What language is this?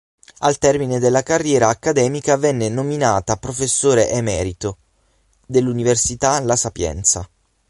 Italian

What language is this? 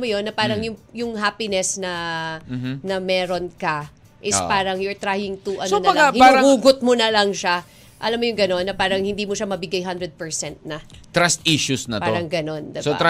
Filipino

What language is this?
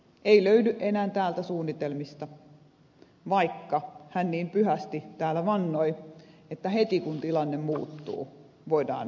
Finnish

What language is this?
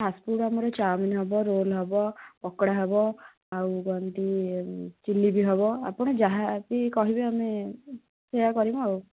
Odia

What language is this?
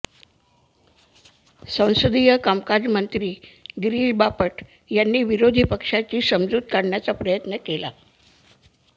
Marathi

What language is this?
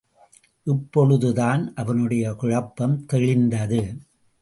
Tamil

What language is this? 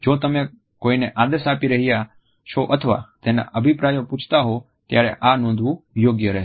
Gujarati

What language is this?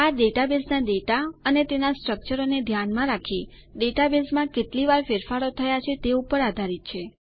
Gujarati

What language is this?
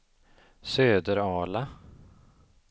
Swedish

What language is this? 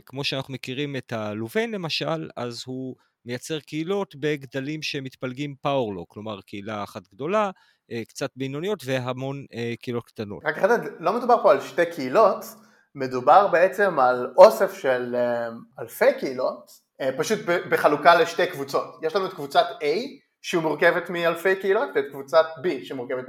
Hebrew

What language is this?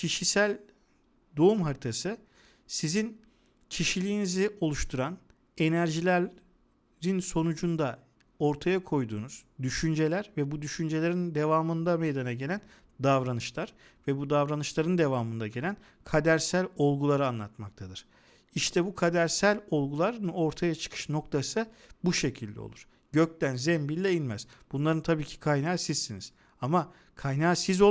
Turkish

